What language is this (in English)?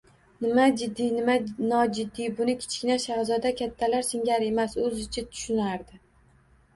Uzbek